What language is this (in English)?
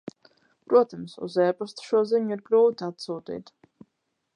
Latvian